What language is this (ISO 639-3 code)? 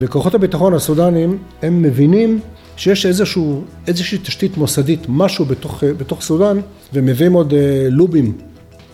heb